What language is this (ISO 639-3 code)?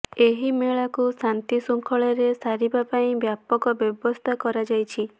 ori